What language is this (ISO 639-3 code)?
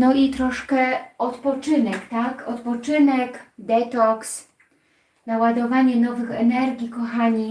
pol